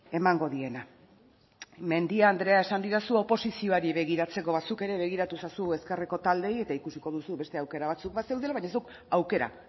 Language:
Basque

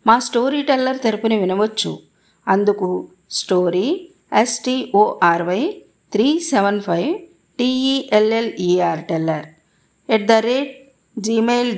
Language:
Telugu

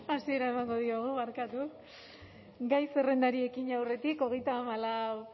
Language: Basque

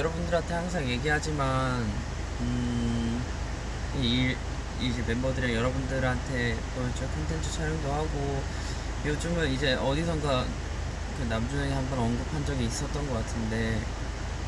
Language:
Korean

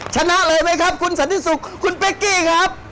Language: Thai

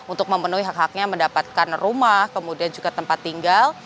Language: Indonesian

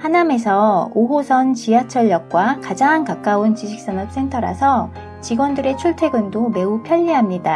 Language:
Korean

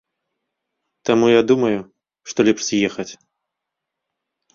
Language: Belarusian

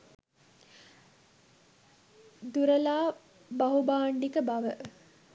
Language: Sinhala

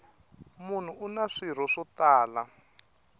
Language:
Tsonga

